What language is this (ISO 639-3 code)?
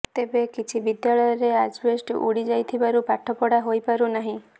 ori